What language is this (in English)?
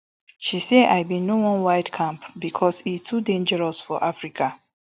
Nigerian Pidgin